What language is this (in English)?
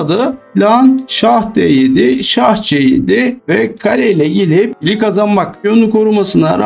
Turkish